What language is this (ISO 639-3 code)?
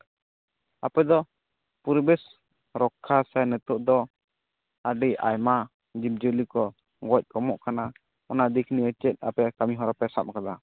sat